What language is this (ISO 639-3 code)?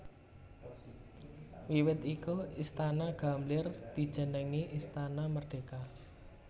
jav